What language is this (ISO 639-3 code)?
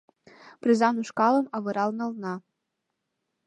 chm